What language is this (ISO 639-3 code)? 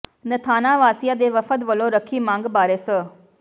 pan